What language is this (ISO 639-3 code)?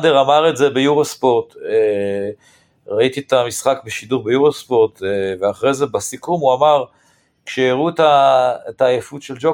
heb